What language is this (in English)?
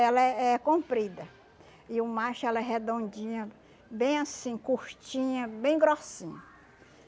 Portuguese